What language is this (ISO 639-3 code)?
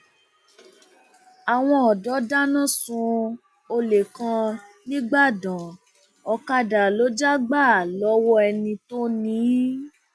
yor